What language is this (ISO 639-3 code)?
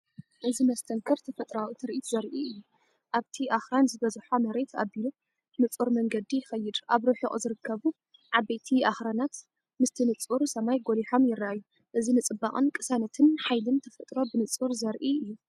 tir